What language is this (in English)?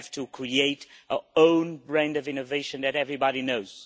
English